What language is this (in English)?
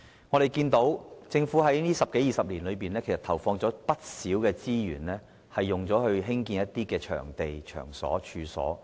Cantonese